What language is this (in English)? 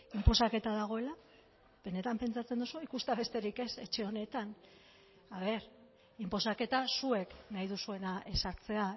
Basque